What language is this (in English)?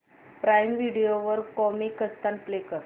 Marathi